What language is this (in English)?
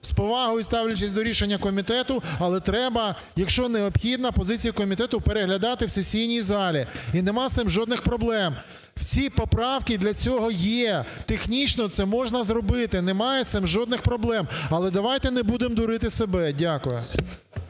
Ukrainian